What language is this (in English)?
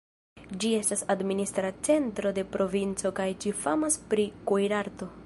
Esperanto